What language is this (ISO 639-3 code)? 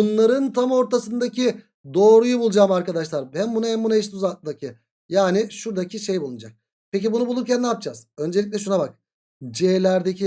tur